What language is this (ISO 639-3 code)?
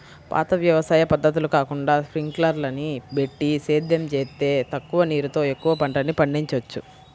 tel